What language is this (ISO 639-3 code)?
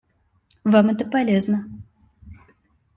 rus